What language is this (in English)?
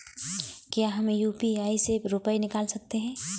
Hindi